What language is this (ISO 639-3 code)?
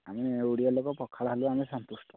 ori